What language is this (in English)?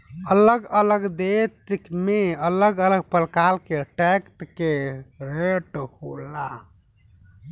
Bhojpuri